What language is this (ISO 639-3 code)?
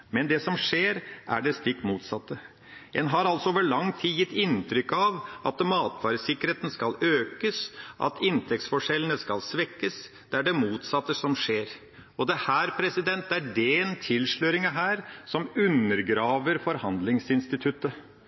nob